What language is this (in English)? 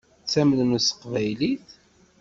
Kabyle